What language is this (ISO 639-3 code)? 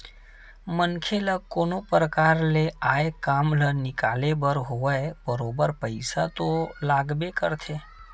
hne